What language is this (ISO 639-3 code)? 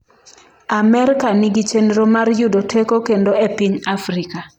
luo